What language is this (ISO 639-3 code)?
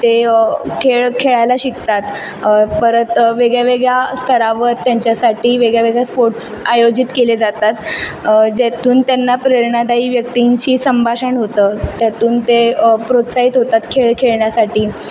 mar